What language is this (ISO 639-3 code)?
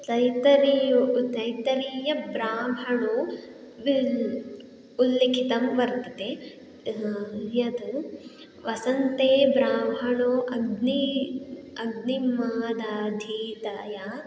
san